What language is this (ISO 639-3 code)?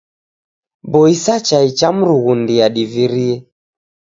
dav